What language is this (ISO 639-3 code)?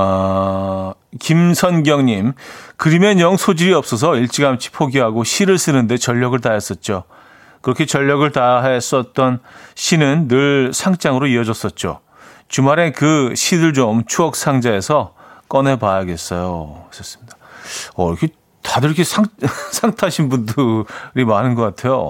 kor